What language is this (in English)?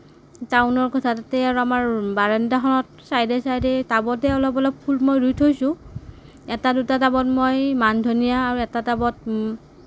Assamese